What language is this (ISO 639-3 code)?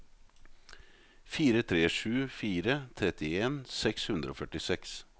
nor